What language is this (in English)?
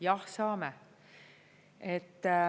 Estonian